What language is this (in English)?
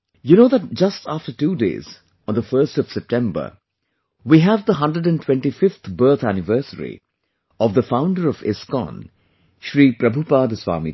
English